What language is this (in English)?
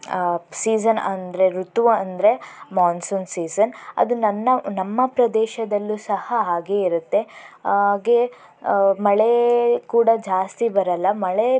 Kannada